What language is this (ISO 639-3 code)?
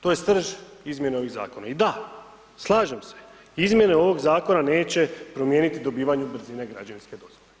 hrv